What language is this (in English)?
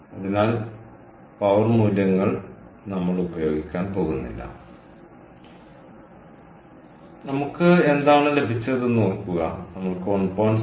Malayalam